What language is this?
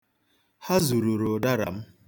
Igbo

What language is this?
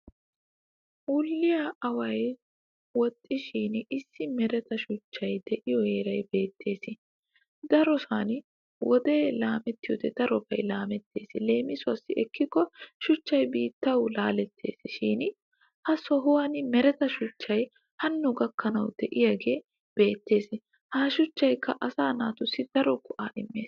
Wolaytta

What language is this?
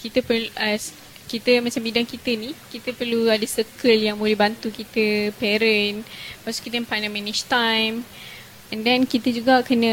Malay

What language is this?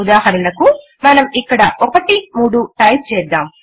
Telugu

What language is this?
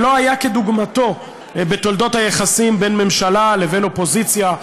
Hebrew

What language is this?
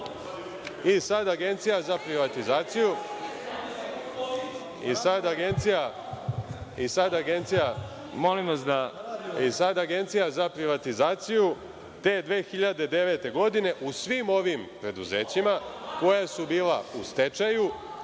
Serbian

